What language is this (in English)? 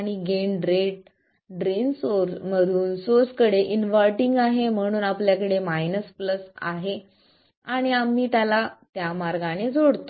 Marathi